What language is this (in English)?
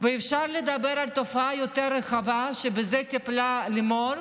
Hebrew